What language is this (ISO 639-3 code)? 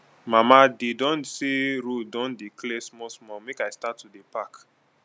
pcm